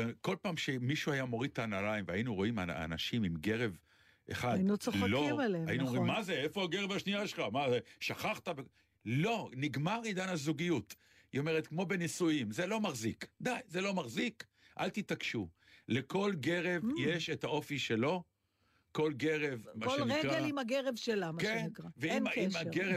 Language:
Hebrew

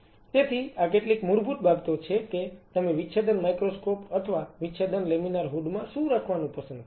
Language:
Gujarati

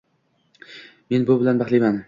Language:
Uzbek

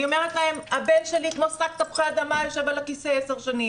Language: Hebrew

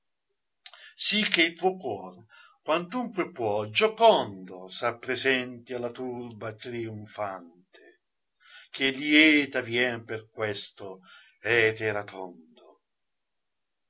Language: Italian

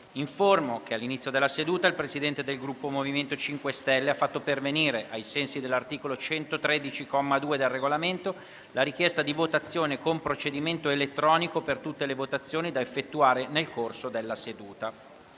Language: Italian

